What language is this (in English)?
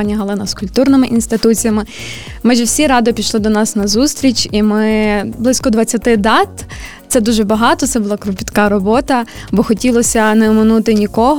Ukrainian